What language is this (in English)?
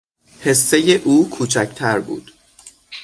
Persian